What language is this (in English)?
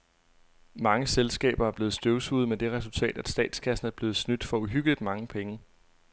Danish